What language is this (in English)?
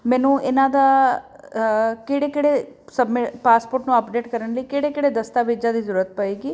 Punjabi